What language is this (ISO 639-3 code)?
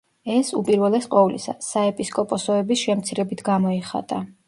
kat